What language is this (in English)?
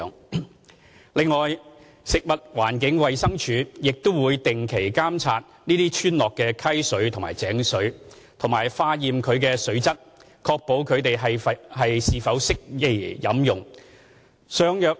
Cantonese